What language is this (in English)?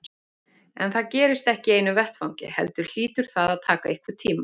Icelandic